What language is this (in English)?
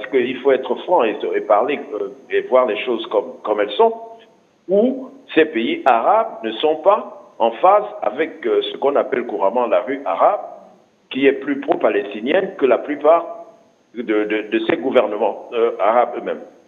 French